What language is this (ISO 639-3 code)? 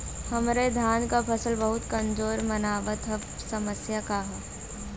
bho